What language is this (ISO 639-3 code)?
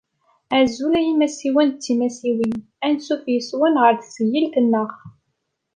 kab